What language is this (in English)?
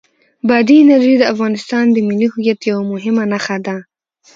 Pashto